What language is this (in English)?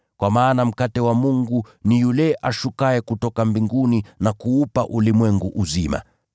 Swahili